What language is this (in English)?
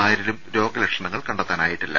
Malayalam